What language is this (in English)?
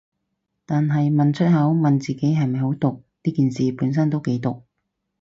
Cantonese